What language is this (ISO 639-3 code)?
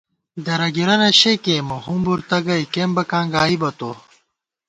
gwt